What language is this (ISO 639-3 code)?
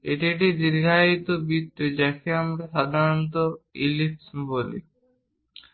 ben